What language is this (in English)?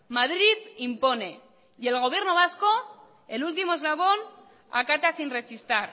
Spanish